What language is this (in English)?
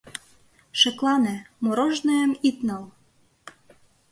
Mari